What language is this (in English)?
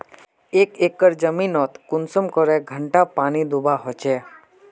Magahi